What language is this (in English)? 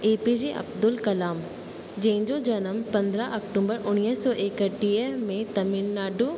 Sindhi